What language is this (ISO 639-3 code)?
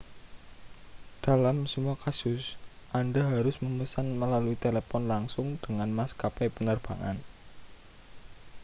ind